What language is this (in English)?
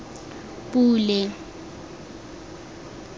Tswana